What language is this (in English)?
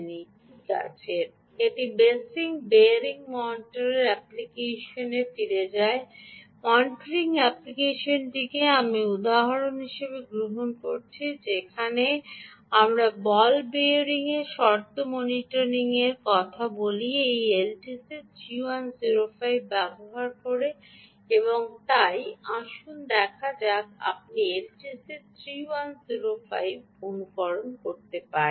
Bangla